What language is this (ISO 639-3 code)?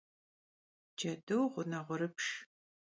kbd